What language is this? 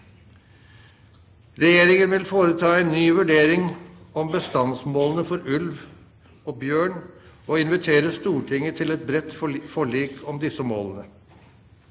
Norwegian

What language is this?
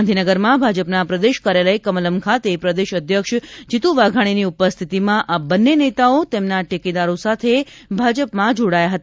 Gujarati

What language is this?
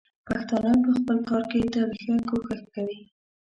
Pashto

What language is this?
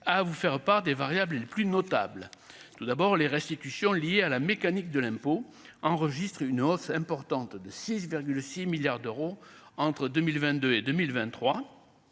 French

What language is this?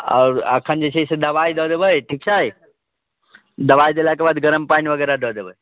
Maithili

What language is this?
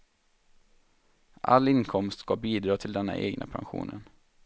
Swedish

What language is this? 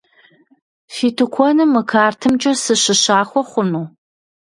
Kabardian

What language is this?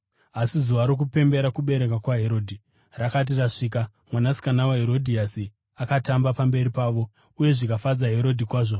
Shona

